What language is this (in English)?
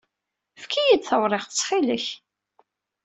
Kabyle